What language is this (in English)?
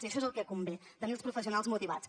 Catalan